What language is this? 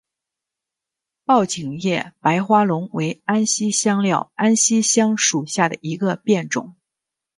Chinese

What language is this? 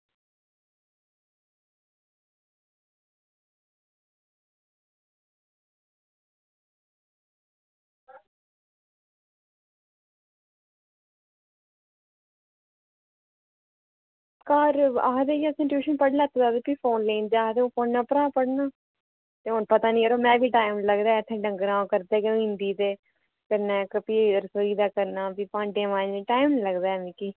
Dogri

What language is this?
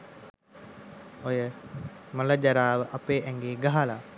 Sinhala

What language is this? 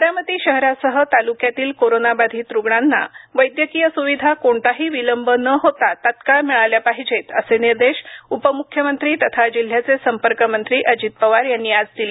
Marathi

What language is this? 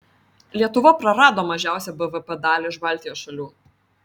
Lithuanian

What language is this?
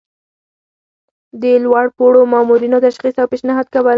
Pashto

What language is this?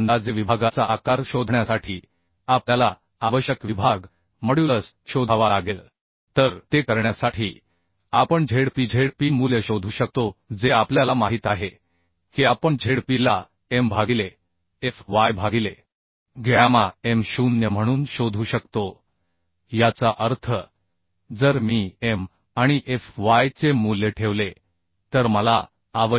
Marathi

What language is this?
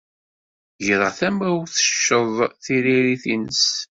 Kabyle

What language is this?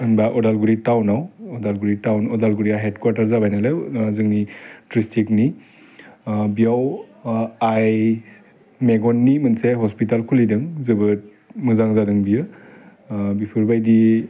Bodo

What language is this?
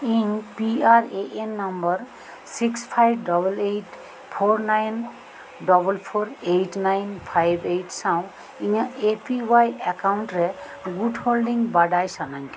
Santali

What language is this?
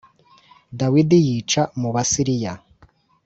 Kinyarwanda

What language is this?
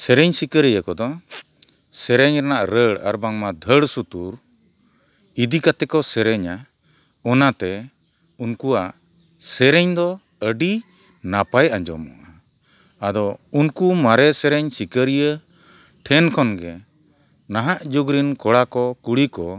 Santali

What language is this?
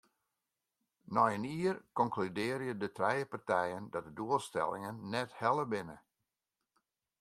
Western Frisian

